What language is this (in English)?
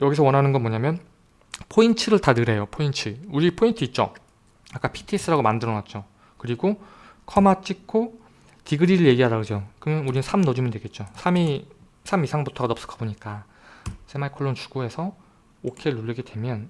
Korean